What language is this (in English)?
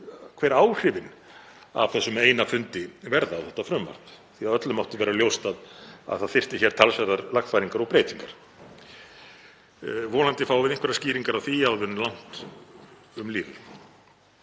Icelandic